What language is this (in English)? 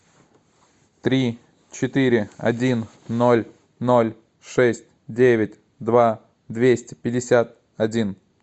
Russian